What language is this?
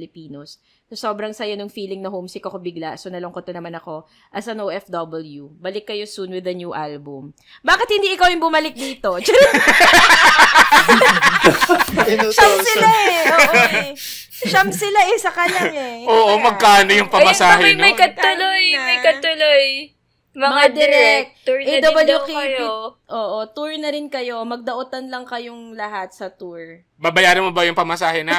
Filipino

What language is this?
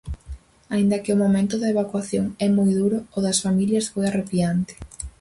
Galician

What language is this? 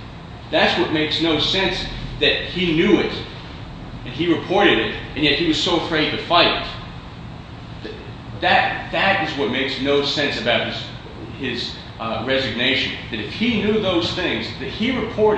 English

